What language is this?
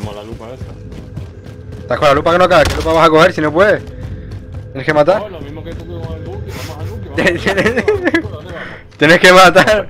Spanish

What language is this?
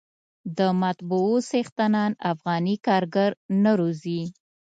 Pashto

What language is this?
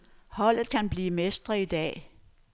Danish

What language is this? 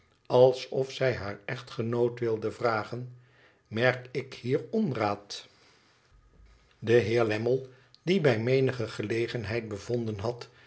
Dutch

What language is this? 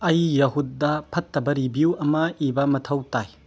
Manipuri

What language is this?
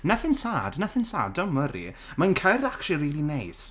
Welsh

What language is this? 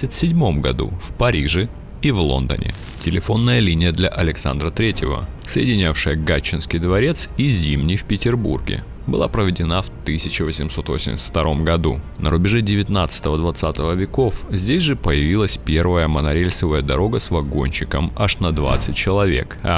Russian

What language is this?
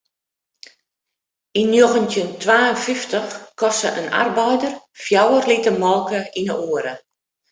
Western Frisian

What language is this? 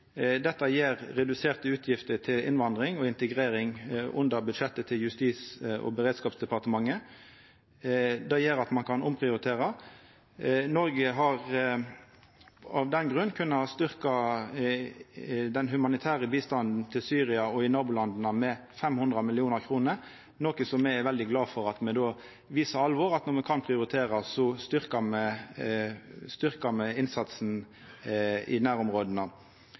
Norwegian Nynorsk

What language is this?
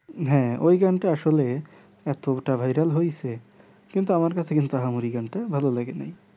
Bangla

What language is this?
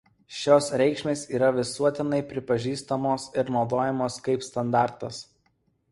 Lithuanian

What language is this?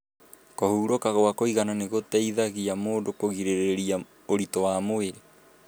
Kikuyu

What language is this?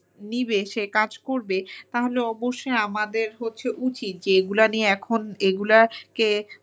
Bangla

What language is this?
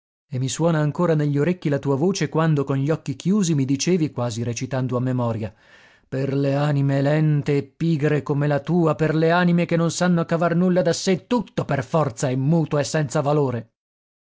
Italian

